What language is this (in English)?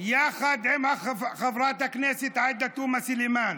Hebrew